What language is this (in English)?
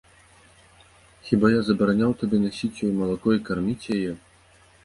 Belarusian